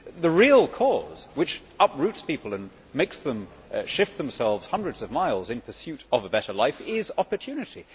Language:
English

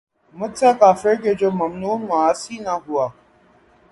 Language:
Urdu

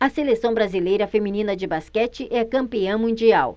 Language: Portuguese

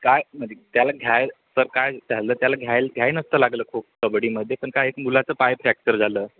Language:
Marathi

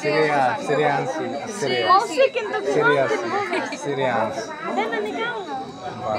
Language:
Arabic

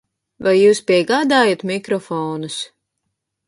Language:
Latvian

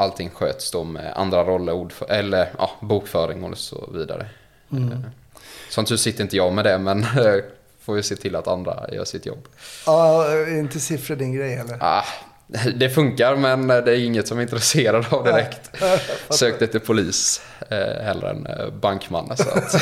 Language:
Swedish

